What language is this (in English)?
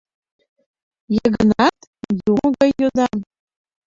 Mari